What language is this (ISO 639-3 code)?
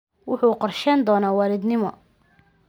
som